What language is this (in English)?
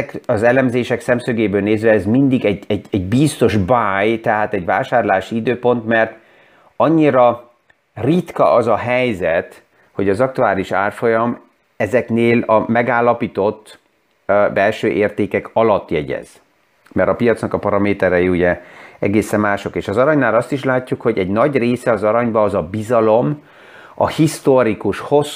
Hungarian